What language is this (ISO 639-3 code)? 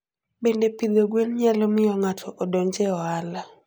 luo